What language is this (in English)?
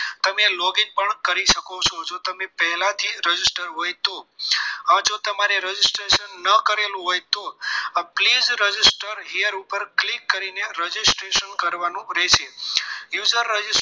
Gujarati